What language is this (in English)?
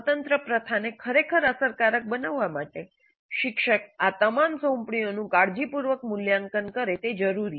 Gujarati